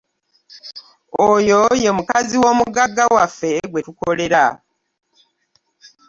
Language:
Ganda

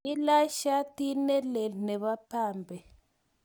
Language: Kalenjin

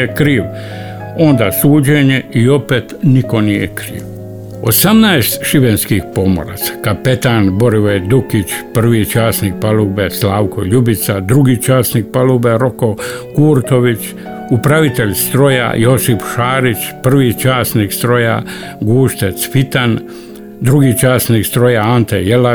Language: Croatian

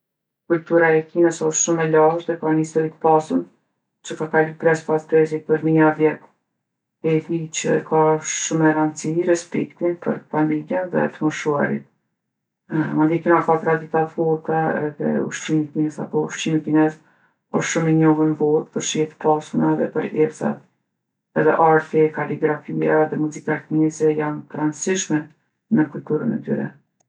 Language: Gheg Albanian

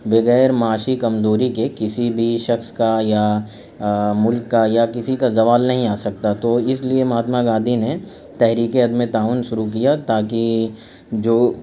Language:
Urdu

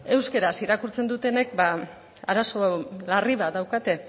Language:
Basque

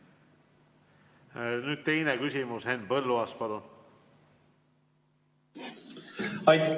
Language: Estonian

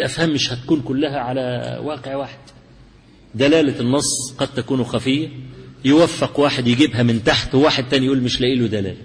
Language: Arabic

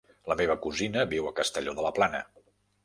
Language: Catalan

